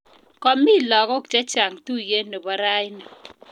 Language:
Kalenjin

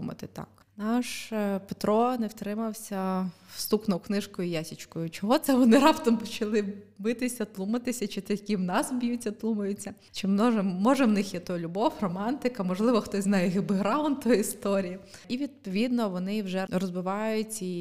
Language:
Ukrainian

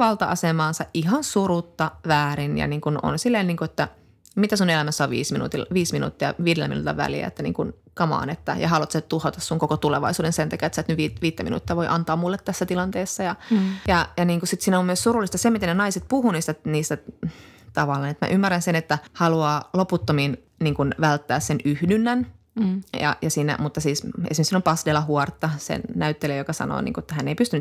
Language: Finnish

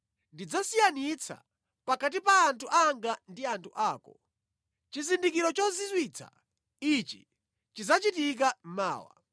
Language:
Nyanja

